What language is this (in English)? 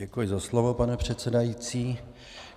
Czech